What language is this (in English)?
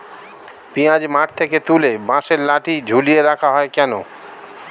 Bangla